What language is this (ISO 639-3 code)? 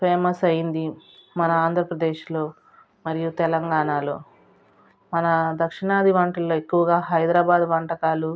tel